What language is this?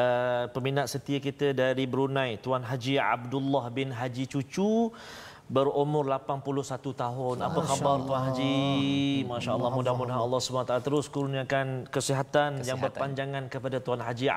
Malay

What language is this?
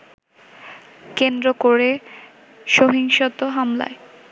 Bangla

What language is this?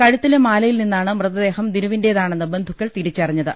Malayalam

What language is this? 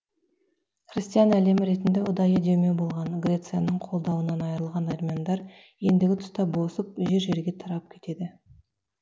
Kazakh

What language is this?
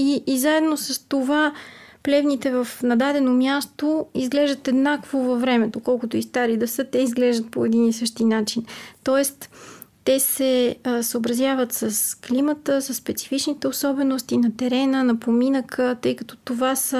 Bulgarian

